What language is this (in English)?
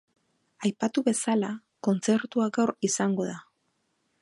Basque